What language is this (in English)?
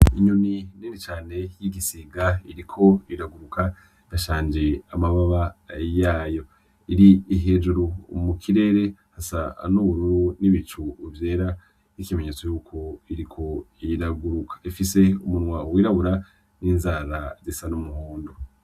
Rundi